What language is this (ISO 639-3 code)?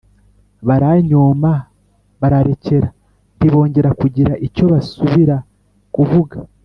kin